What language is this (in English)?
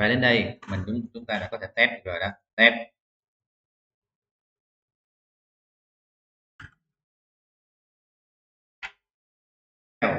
Vietnamese